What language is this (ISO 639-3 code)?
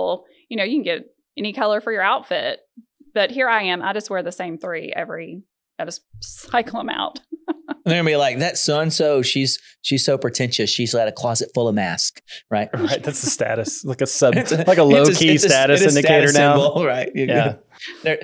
eng